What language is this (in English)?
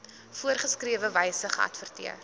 Afrikaans